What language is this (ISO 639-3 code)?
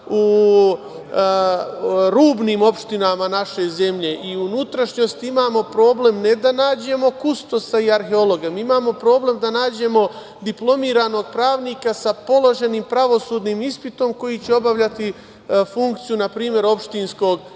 srp